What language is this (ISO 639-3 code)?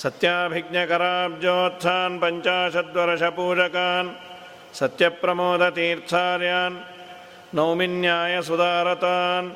kan